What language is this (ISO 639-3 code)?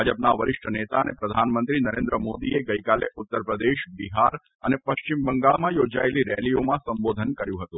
guj